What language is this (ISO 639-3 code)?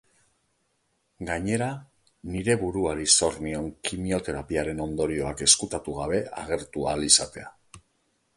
eus